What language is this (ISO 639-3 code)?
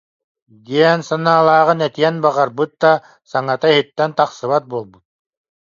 sah